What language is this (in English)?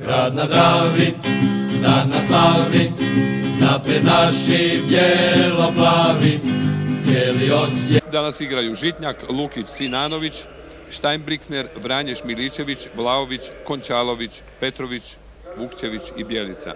Croatian